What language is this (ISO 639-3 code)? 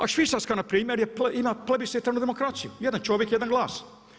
hrv